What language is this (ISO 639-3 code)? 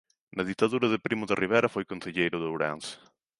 glg